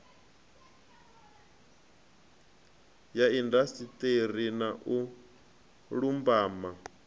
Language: Venda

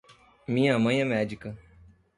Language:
Portuguese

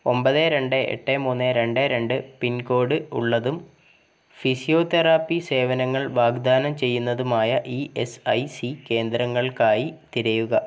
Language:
Malayalam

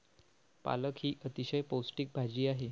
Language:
Marathi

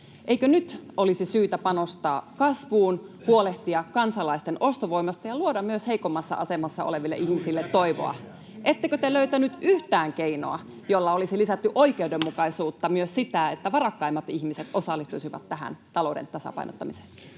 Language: Finnish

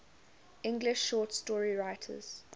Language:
English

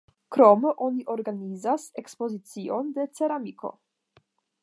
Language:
Esperanto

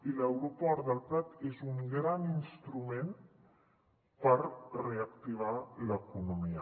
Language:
Catalan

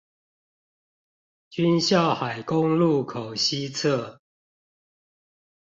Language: Chinese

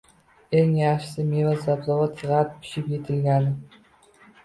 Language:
Uzbek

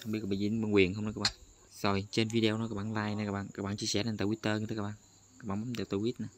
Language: Vietnamese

